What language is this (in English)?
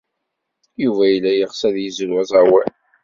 Kabyle